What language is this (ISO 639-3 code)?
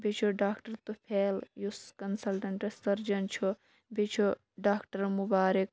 kas